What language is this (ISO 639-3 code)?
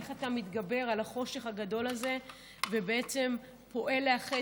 heb